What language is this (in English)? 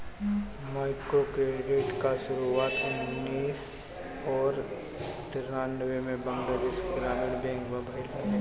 Bhojpuri